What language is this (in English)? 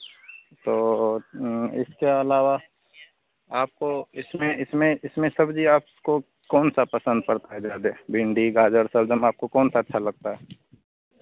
Hindi